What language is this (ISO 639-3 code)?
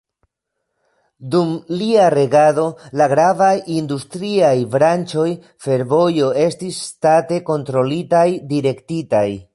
epo